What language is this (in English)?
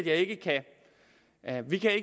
Danish